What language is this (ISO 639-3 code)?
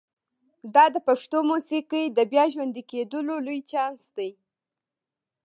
pus